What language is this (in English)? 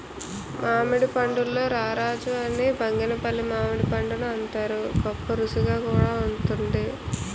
Telugu